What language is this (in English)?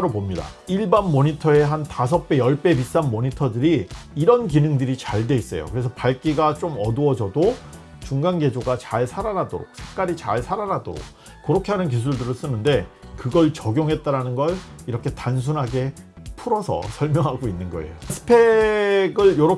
Korean